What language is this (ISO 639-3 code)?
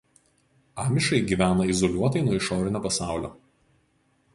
lit